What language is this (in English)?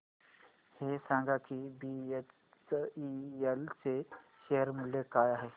Marathi